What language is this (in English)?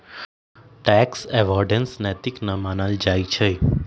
Magahi